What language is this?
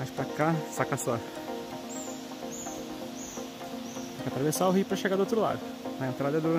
Portuguese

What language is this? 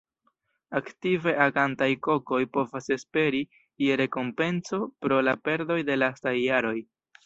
Esperanto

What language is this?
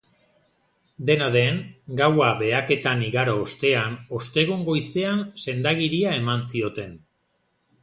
Basque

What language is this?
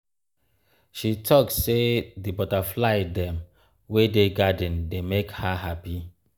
Nigerian Pidgin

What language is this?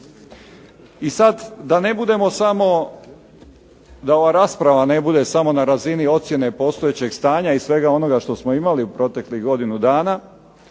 Croatian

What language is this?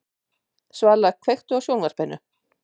Icelandic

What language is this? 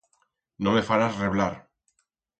Aragonese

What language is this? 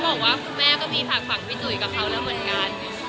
Thai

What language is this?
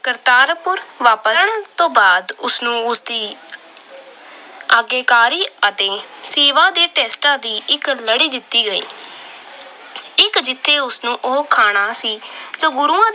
Punjabi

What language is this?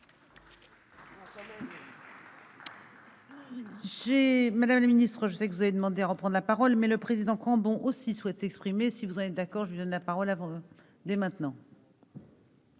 French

